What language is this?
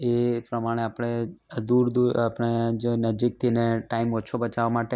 Gujarati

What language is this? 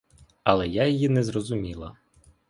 Ukrainian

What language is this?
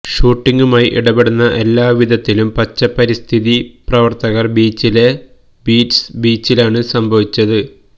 Malayalam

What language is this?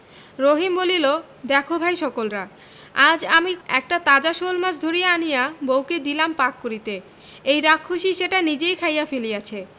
Bangla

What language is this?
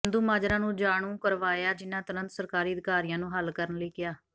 Punjabi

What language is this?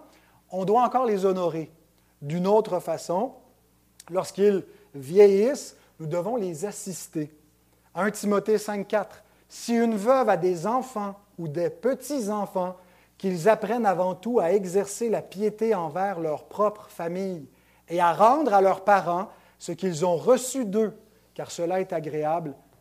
French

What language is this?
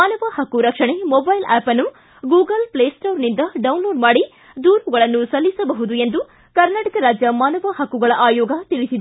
Kannada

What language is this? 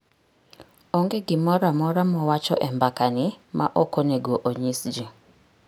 Luo (Kenya and Tanzania)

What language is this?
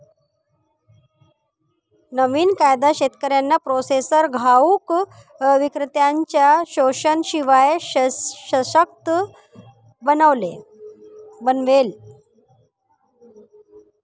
Marathi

